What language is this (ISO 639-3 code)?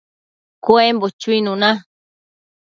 mcf